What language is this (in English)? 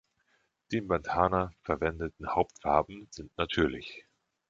German